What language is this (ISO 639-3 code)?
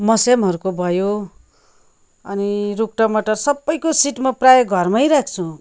nep